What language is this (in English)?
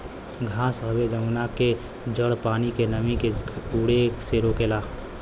Bhojpuri